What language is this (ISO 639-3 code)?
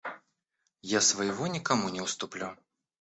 rus